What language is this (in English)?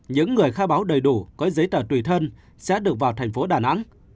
Vietnamese